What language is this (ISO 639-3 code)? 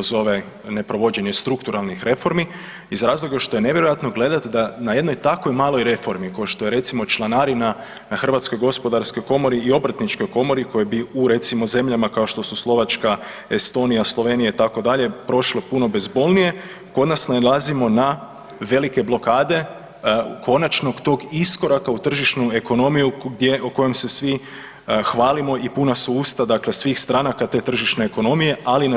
hrv